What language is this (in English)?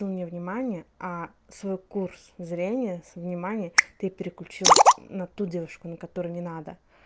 Russian